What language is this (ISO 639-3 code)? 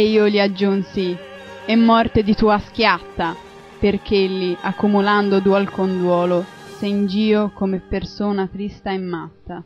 ita